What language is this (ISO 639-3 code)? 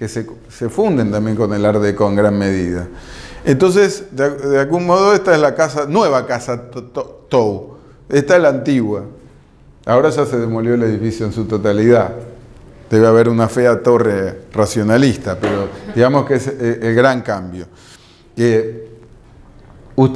spa